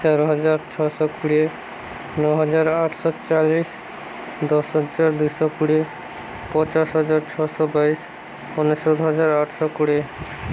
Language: Odia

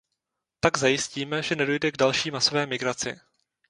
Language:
Czech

